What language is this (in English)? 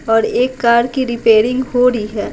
Hindi